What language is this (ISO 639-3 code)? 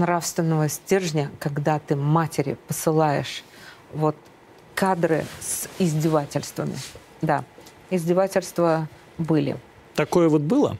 rus